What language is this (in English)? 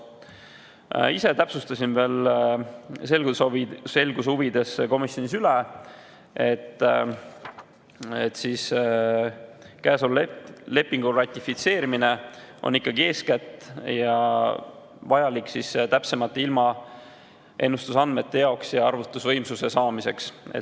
Estonian